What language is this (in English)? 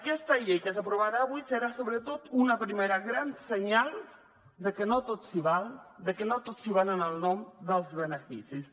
Catalan